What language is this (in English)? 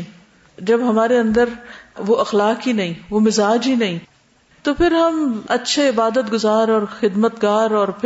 Urdu